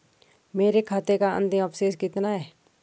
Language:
Hindi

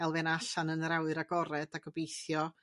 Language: Welsh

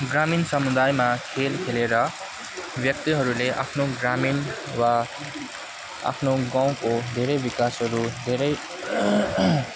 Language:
Nepali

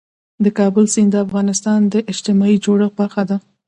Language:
Pashto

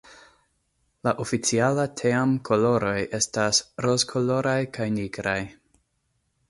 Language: Esperanto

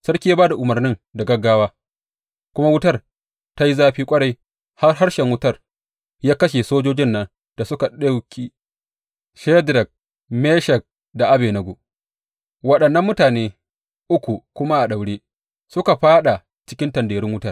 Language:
Hausa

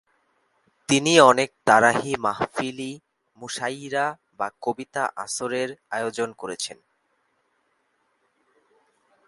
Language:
Bangla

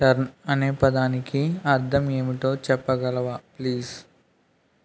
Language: Telugu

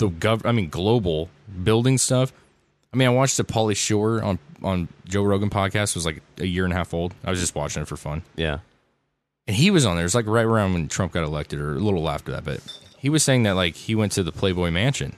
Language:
English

